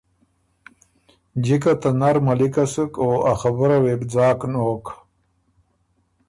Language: Ormuri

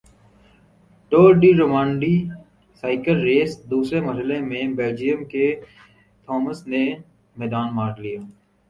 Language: Urdu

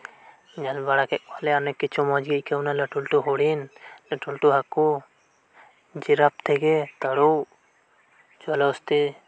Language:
Santali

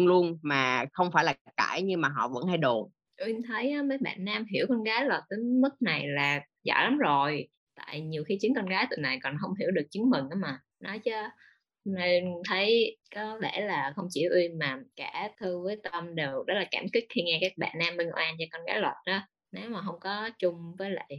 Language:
Vietnamese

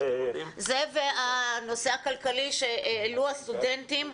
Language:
Hebrew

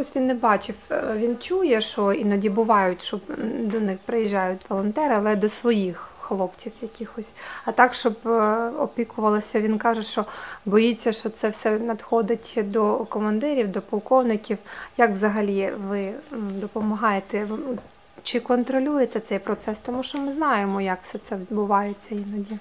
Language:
Ukrainian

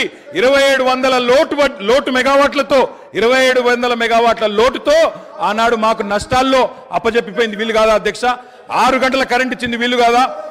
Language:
Telugu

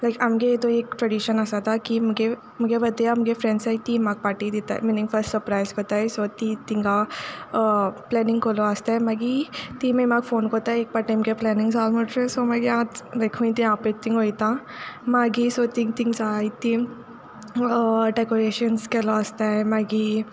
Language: Konkani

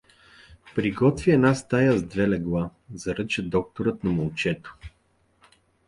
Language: Bulgarian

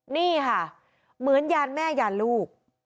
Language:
Thai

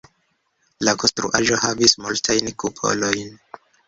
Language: Esperanto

